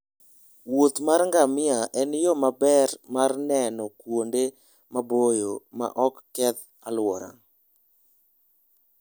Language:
Luo (Kenya and Tanzania)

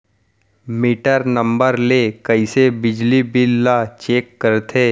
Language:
Chhattisgarhi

